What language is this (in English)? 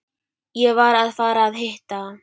Icelandic